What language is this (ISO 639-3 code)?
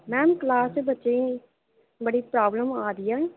doi